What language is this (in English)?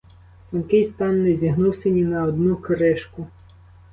Ukrainian